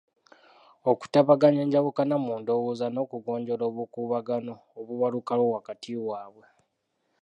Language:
Ganda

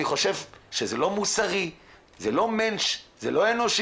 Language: Hebrew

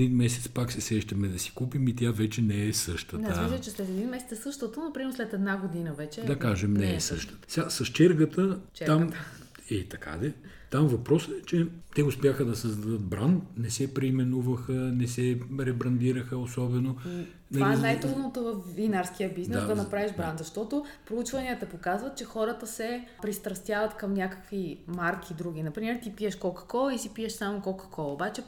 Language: Bulgarian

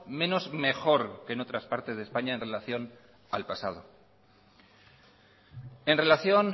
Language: Spanish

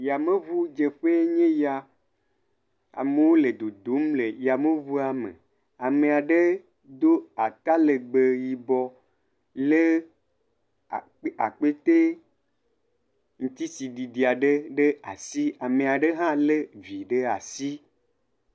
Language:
Ewe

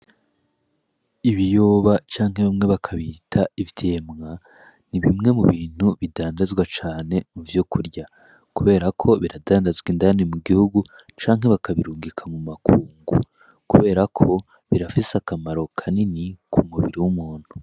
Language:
Rundi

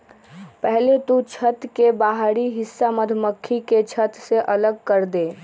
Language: Magahi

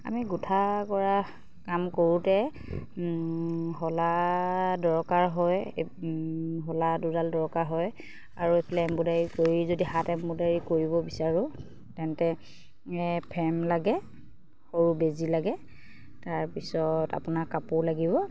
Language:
Assamese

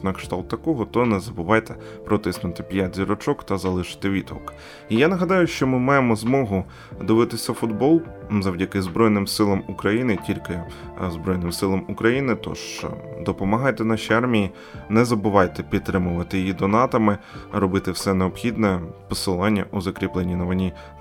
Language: Ukrainian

